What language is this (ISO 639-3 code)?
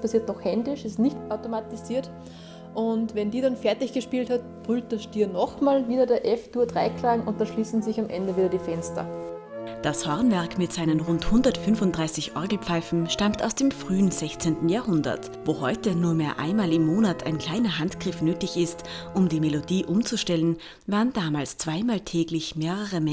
deu